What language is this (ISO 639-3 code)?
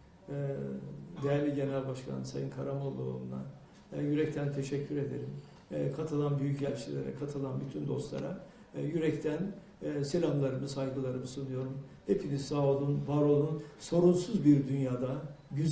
tur